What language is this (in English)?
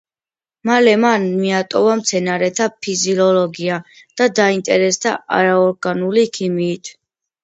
Georgian